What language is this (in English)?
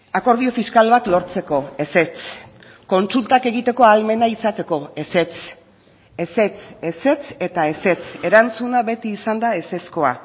Basque